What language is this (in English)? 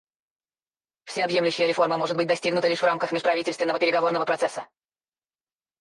Russian